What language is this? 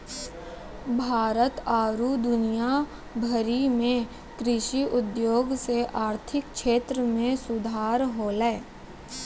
Maithili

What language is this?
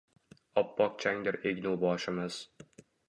Uzbek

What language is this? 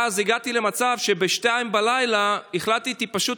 Hebrew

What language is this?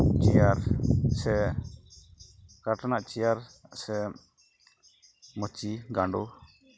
Santali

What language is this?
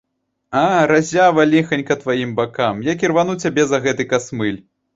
Belarusian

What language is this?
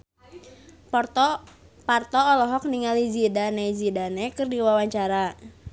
Sundanese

